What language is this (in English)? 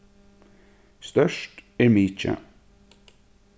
Faroese